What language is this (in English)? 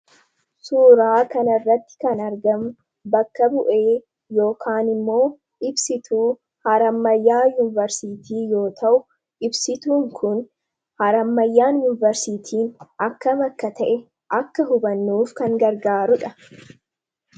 Oromo